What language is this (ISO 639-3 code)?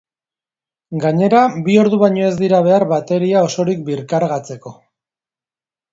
eus